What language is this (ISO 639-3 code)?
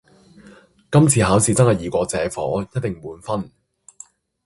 yue